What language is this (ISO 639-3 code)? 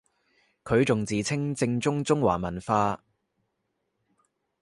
yue